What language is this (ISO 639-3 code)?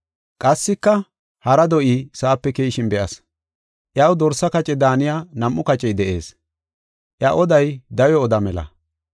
gof